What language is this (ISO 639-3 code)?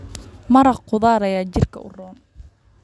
som